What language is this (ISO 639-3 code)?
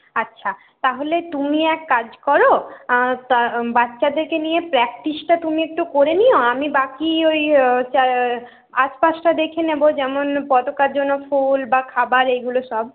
ben